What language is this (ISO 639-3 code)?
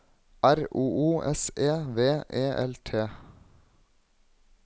nor